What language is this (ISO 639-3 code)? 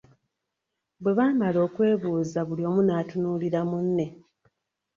lug